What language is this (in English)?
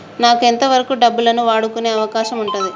Telugu